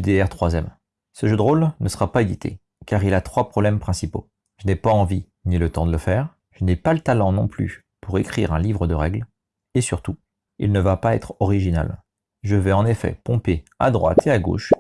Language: French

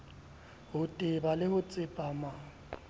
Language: Southern Sotho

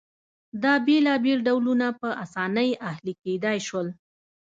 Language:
Pashto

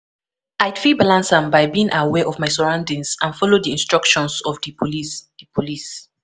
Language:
Nigerian Pidgin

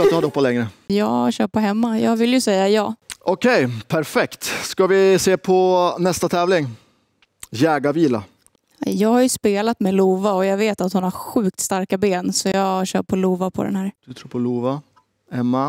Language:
Swedish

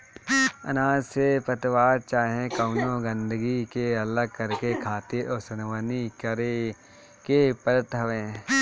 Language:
Bhojpuri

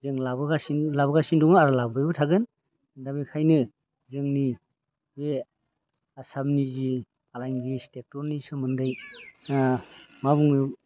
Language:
Bodo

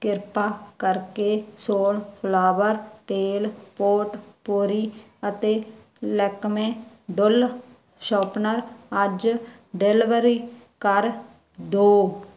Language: Punjabi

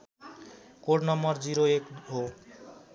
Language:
Nepali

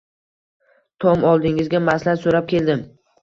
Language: Uzbek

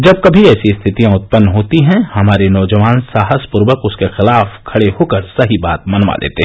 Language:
Hindi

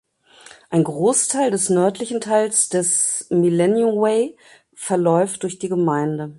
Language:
German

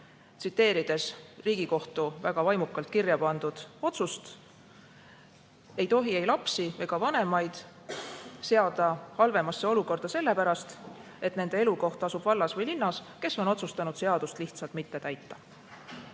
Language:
Estonian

